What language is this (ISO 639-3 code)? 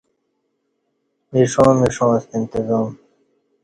bsh